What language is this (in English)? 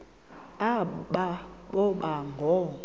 Xhosa